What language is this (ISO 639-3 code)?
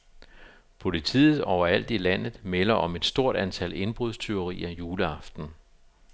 dan